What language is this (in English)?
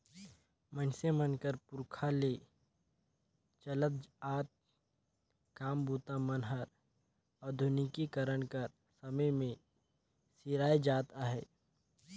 Chhattisgarhi